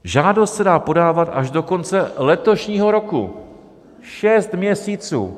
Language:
Czech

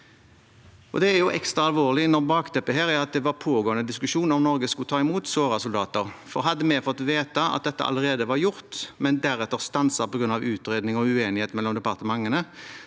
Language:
Norwegian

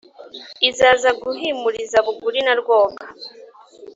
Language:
Kinyarwanda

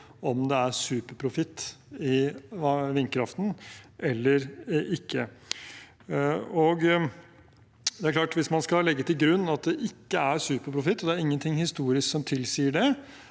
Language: Norwegian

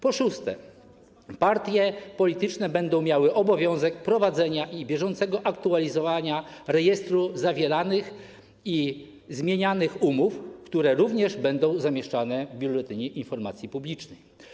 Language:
Polish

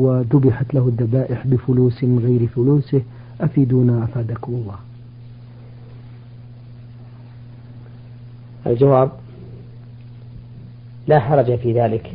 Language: Arabic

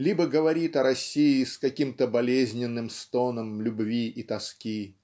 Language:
Russian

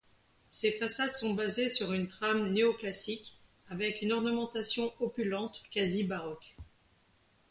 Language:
French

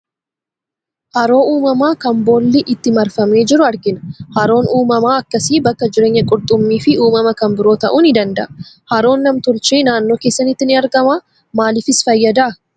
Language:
Oromo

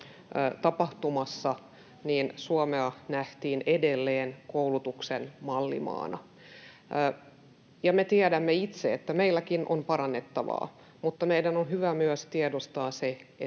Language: Finnish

